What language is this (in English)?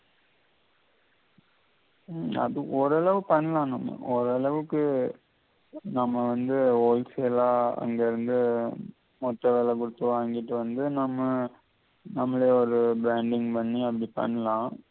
Tamil